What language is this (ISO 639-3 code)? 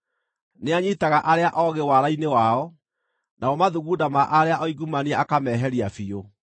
kik